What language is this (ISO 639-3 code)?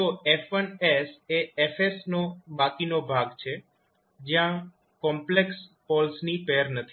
guj